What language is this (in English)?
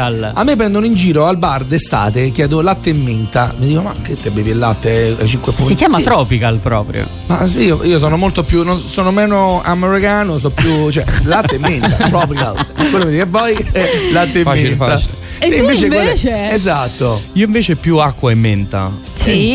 Italian